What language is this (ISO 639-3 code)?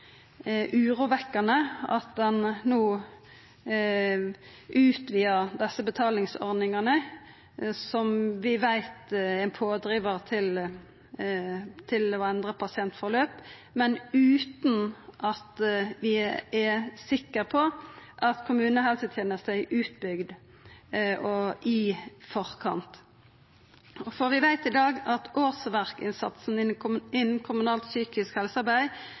nno